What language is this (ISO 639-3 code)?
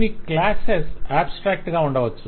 tel